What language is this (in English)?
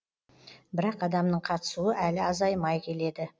Kazakh